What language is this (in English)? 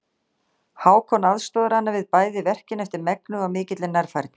Icelandic